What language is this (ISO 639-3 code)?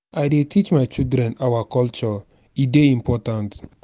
pcm